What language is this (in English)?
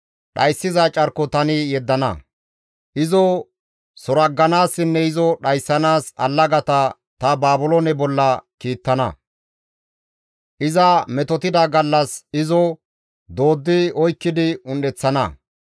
Gamo